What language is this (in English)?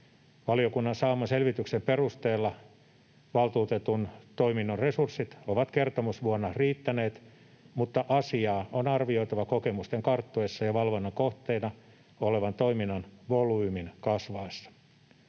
Finnish